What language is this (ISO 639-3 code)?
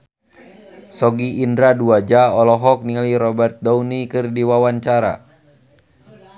sun